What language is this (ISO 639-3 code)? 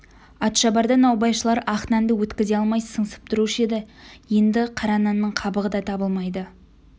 kaz